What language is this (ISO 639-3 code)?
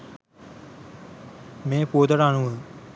sin